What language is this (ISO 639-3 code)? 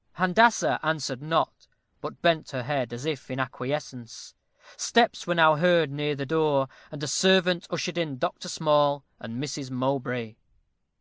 eng